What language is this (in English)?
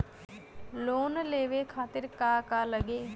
Bhojpuri